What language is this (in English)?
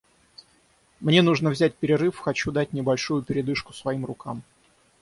Russian